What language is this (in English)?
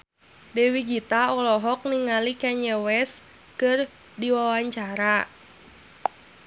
Sundanese